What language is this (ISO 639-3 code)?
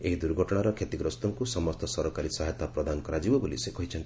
ori